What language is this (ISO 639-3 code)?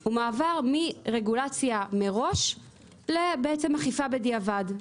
heb